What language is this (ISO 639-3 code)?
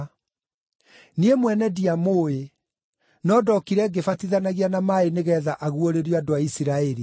kik